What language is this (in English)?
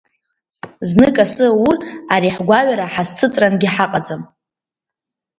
Abkhazian